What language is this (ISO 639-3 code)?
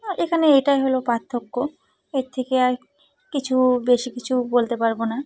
ben